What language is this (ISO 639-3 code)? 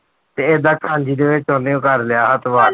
pan